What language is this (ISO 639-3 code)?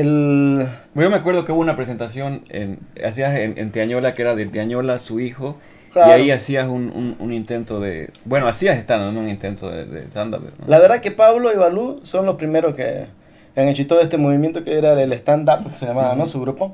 spa